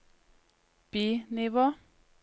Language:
Norwegian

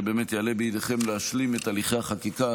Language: Hebrew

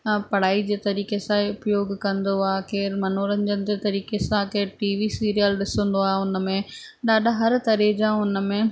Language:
Sindhi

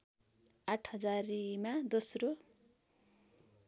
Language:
Nepali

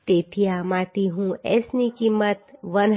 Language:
Gujarati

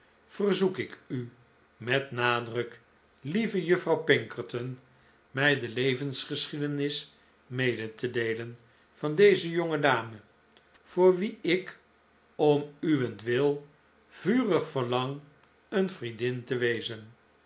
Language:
Dutch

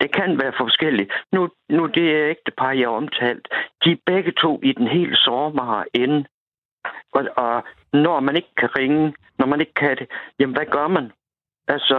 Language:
Danish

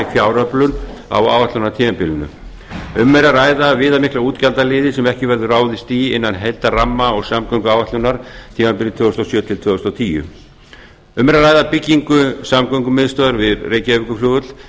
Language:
Icelandic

